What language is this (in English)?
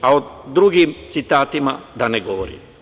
Serbian